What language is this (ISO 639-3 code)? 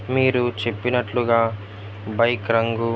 tel